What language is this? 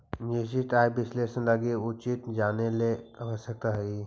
Magahi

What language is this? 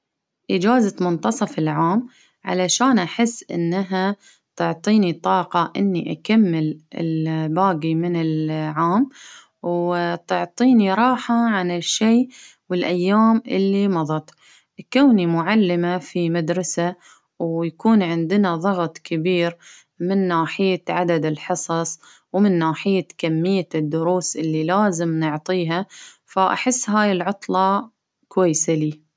Baharna Arabic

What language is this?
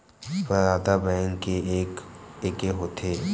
Chhattisgarhi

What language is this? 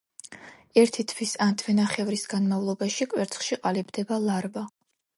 Georgian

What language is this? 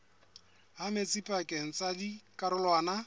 Southern Sotho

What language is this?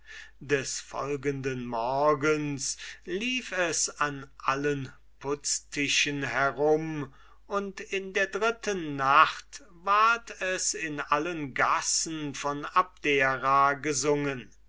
German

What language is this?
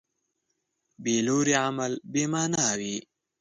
Pashto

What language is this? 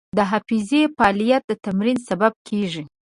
Pashto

